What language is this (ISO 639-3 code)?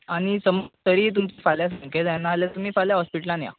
kok